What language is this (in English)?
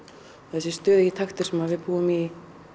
Icelandic